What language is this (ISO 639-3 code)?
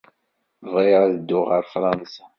kab